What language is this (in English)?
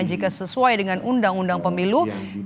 Indonesian